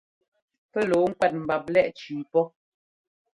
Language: Ngomba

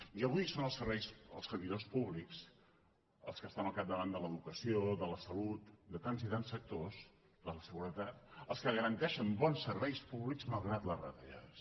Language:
Catalan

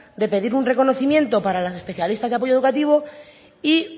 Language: Spanish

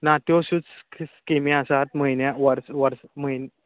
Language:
Konkani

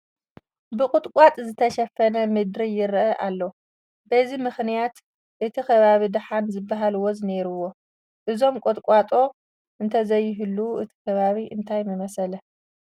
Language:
Tigrinya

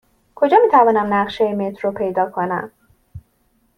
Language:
Persian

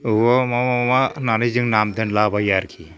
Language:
Bodo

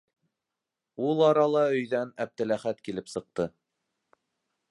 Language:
Bashkir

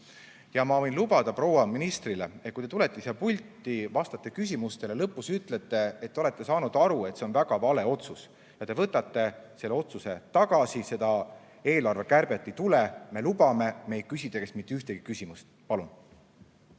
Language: Estonian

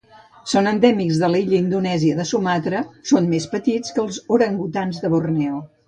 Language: Catalan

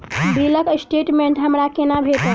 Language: Maithili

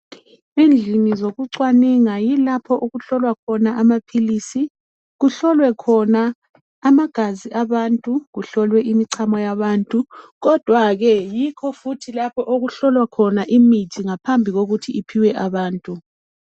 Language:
North Ndebele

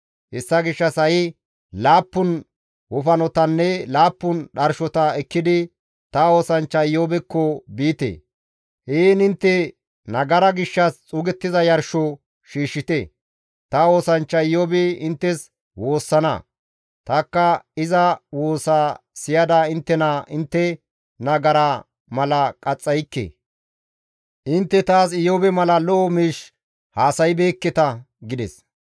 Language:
Gamo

